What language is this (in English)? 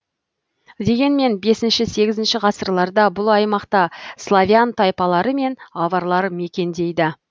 Kazakh